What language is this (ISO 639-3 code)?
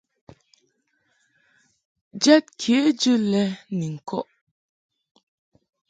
mhk